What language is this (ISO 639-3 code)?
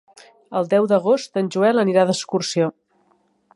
cat